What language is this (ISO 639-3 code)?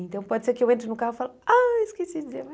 por